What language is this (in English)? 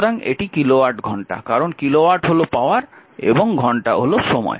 Bangla